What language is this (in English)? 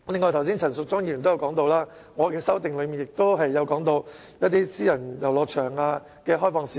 Cantonese